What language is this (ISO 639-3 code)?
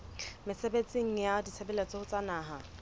sot